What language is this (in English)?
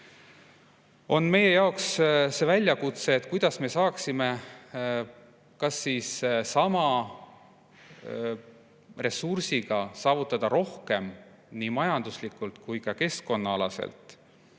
Estonian